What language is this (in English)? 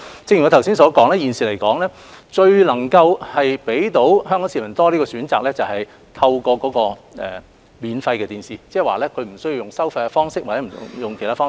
Cantonese